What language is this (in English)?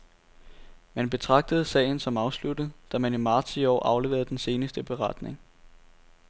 Danish